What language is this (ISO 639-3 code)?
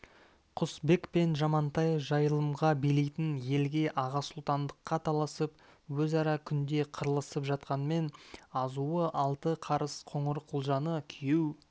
kaz